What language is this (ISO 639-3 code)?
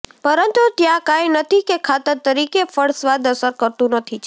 guj